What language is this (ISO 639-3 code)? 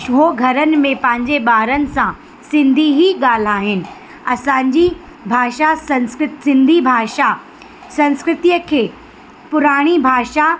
snd